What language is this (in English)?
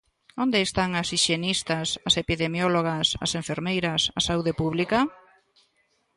Galician